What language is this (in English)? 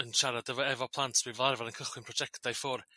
Welsh